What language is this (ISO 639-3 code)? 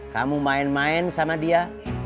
ind